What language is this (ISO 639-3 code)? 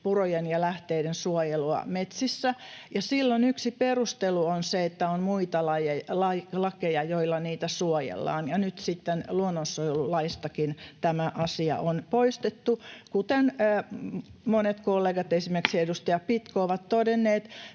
fin